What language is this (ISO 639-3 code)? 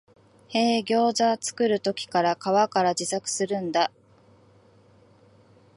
jpn